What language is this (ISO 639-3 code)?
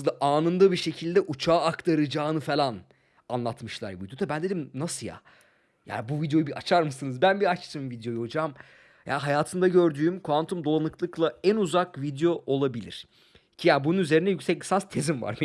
tur